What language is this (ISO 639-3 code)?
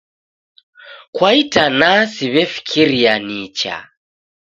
dav